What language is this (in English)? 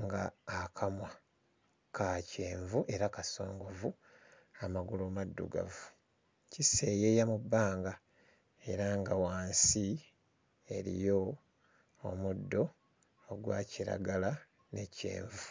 Ganda